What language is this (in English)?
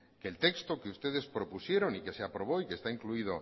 Spanish